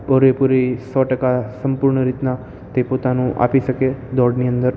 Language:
Gujarati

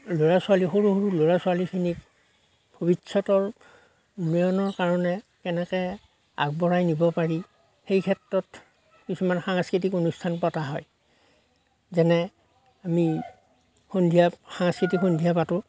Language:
Assamese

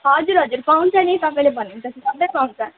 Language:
Nepali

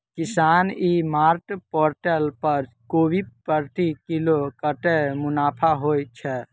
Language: Maithili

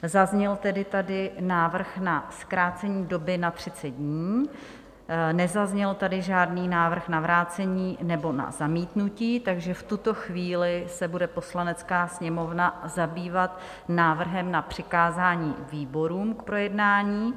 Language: Czech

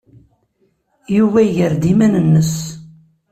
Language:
Kabyle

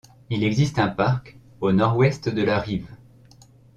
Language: French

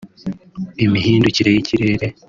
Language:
Kinyarwanda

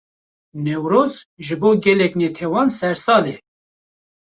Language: Kurdish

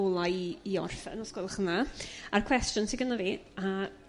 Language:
Welsh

